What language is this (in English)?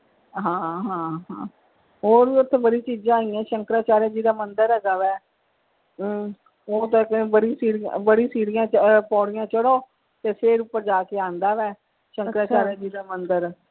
Punjabi